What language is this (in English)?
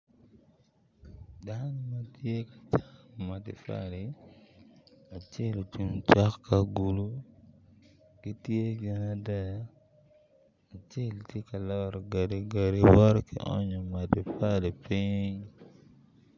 Acoli